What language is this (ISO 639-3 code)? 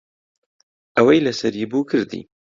ckb